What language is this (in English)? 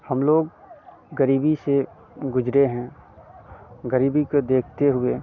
Hindi